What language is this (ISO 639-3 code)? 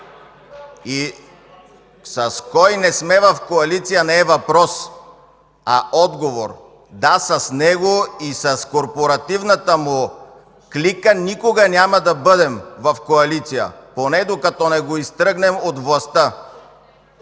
bul